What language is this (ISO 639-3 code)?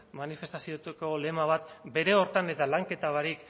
eus